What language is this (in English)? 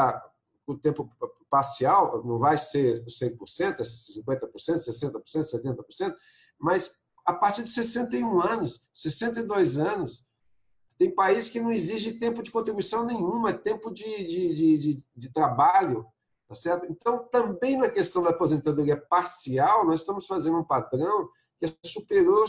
Portuguese